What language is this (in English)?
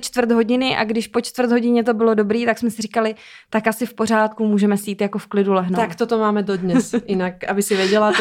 Czech